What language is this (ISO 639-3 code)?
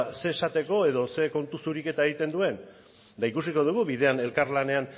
eus